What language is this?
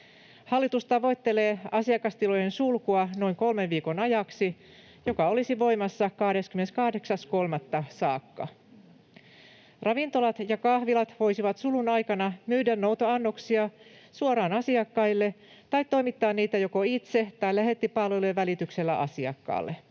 Finnish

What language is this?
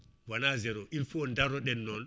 Fula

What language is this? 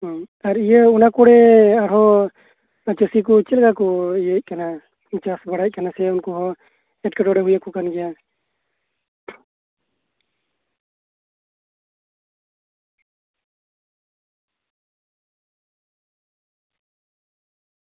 Santali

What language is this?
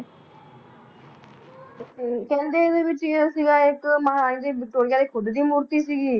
Punjabi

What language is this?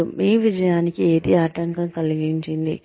Telugu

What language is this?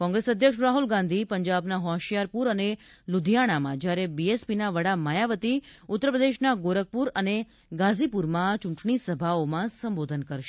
Gujarati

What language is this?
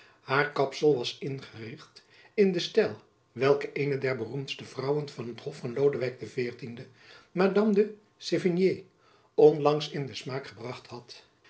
Dutch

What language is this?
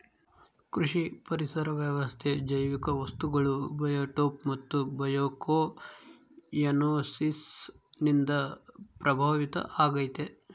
Kannada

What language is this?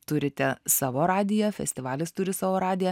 Lithuanian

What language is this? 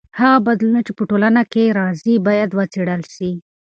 Pashto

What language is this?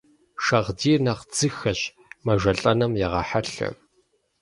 Kabardian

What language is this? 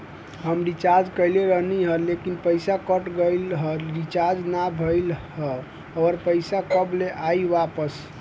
Bhojpuri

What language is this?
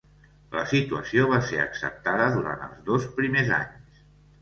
Catalan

